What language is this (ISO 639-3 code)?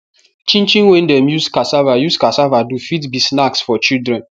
pcm